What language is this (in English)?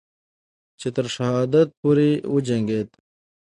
Pashto